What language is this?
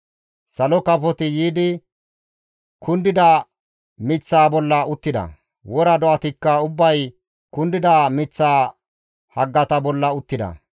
Gamo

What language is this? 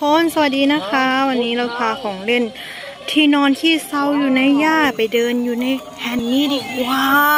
Thai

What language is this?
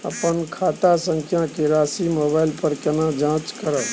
Maithili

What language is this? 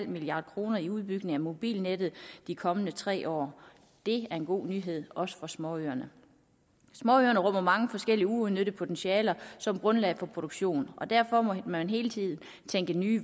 Danish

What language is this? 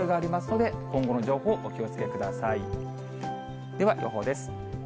Japanese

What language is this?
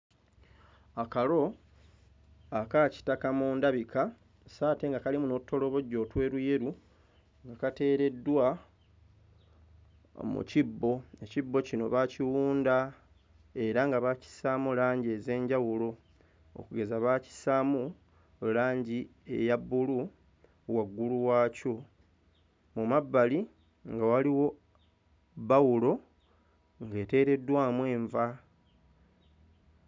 Ganda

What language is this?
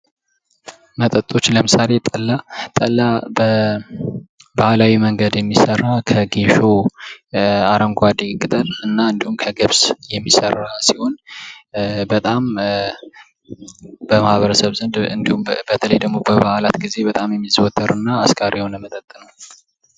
Amharic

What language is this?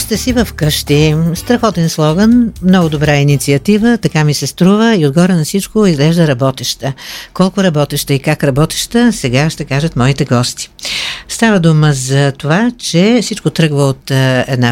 Bulgarian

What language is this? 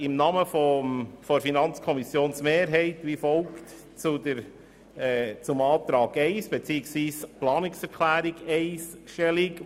Swiss German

